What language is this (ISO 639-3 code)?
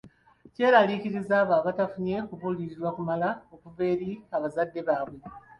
lug